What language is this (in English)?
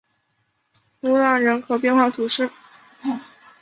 Chinese